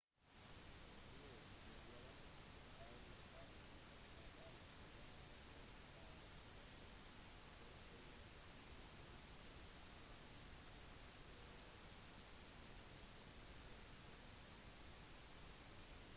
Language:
Norwegian Bokmål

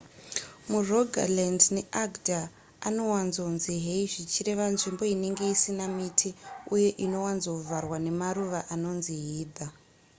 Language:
Shona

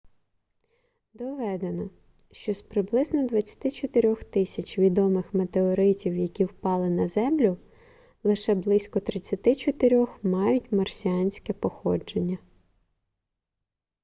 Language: Ukrainian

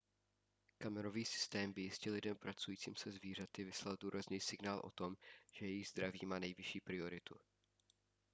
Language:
Czech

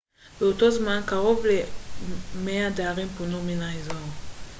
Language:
Hebrew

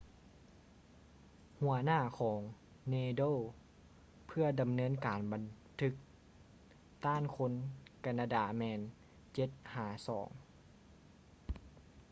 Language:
Lao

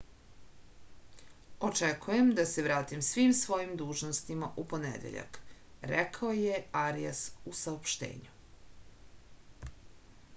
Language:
Serbian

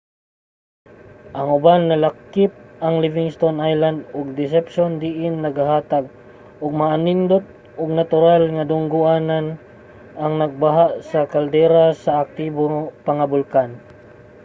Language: Cebuano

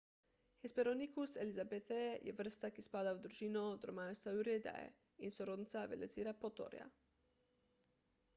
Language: Slovenian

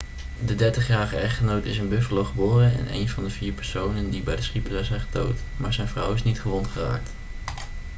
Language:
Dutch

